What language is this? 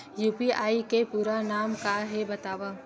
Chhattisgarhi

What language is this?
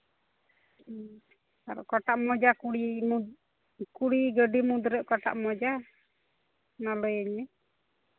Santali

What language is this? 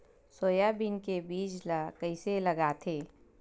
Chhattisgarhi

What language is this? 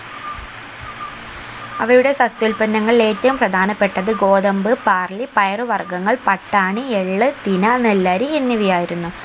Malayalam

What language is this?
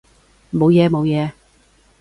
Cantonese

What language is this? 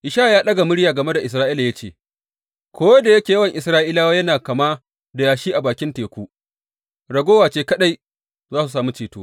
Hausa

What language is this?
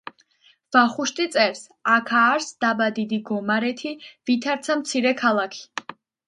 Georgian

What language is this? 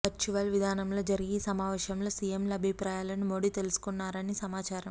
Telugu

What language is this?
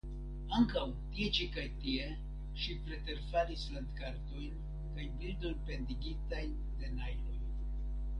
Esperanto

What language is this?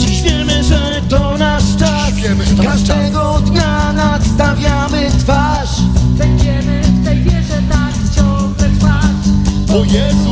Polish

